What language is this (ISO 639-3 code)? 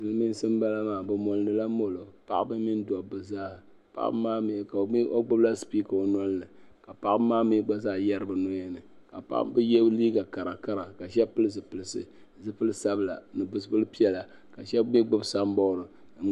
dag